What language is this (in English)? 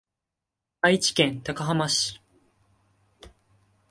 Japanese